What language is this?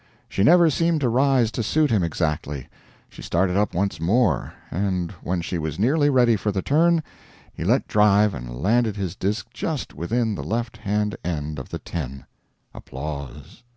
English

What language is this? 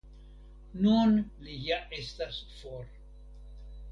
Esperanto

